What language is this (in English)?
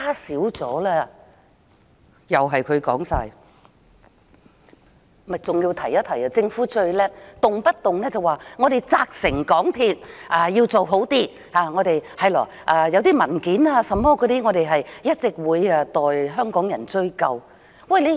Cantonese